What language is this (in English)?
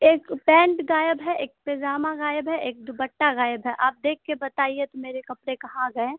Urdu